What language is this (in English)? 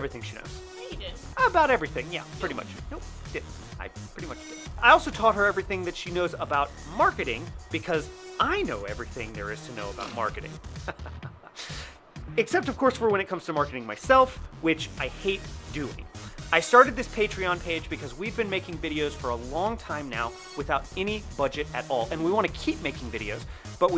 English